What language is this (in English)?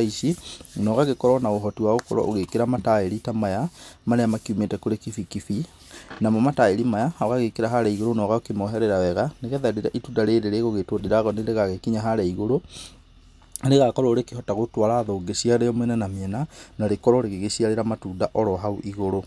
Kikuyu